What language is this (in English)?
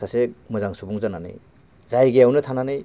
Bodo